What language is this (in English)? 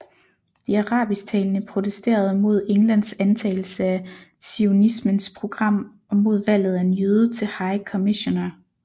Danish